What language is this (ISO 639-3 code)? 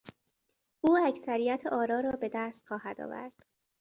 fas